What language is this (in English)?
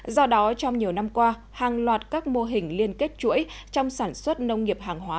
Vietnamese